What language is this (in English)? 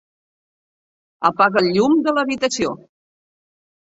Catalan